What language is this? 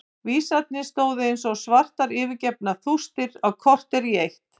Icelandic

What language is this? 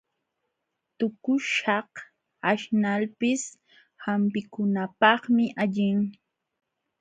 Jauja Wanca Quechua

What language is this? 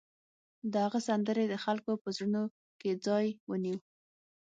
Pashto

